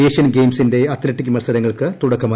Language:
Malayalam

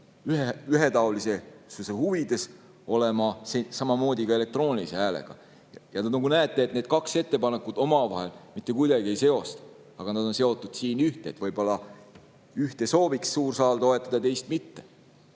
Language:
Estonian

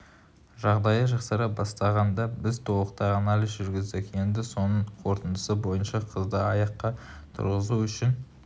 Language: Kazakh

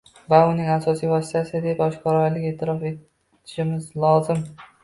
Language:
Uzbek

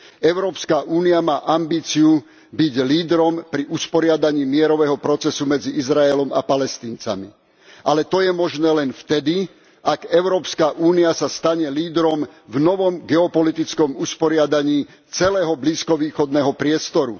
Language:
Slovak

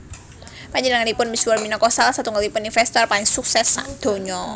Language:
Javanese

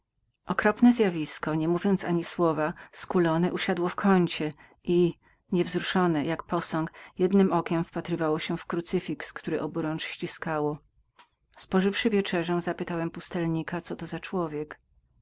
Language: Polish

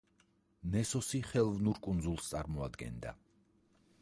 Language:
Georgian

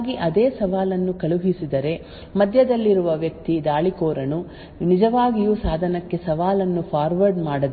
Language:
Kannada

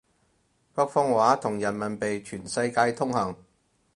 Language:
Cantonese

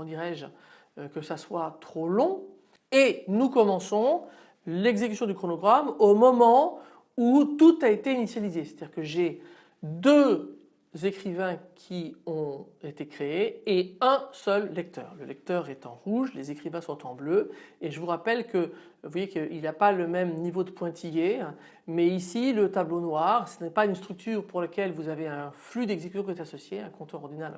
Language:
French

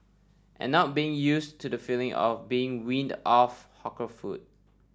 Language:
English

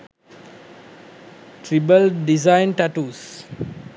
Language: Sinhala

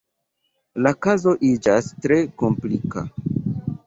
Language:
Esperanto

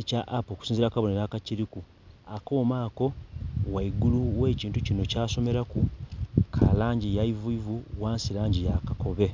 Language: Soga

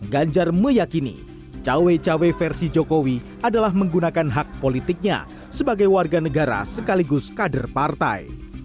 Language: Indonesian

